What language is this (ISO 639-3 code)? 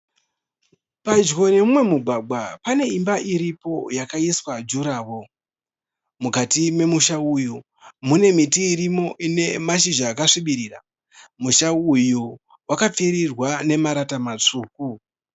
sna